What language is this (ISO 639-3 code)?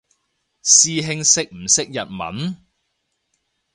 yue